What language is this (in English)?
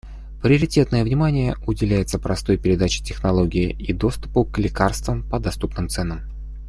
Russian